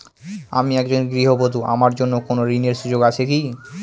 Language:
Bangla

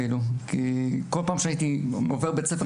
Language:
Hebrew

